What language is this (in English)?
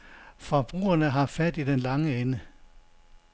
Danish